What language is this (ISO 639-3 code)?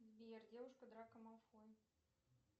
rus